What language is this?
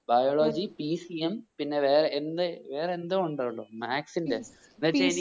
Malayalam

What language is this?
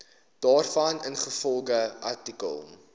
Afrikaans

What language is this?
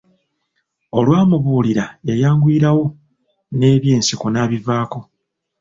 Ganda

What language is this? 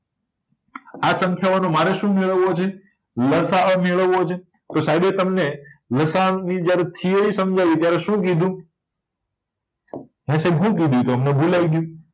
Gujarati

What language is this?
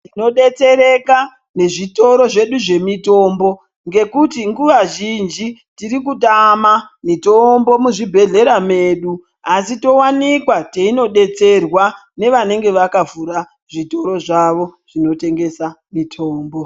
Ndau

